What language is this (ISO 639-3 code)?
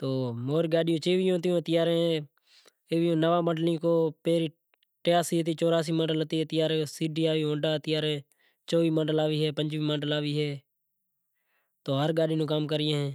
gjk